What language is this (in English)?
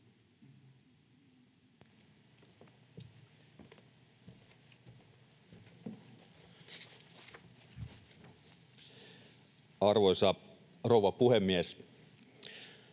Finnish